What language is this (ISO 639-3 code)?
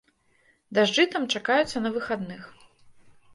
bel